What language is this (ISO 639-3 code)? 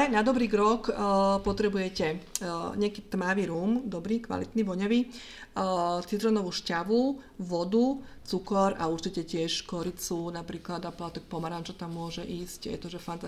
slk